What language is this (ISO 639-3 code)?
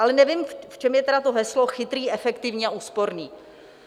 ces